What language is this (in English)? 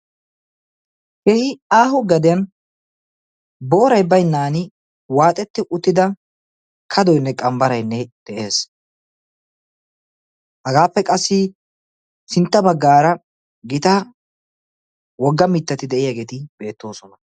Wolaytta